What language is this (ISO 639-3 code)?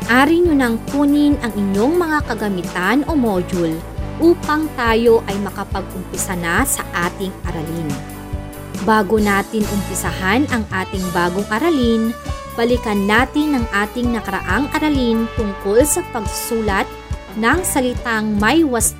fil